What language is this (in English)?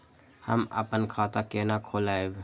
Maithili